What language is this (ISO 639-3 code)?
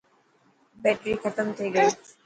mki